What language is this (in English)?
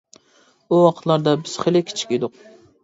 Uyghur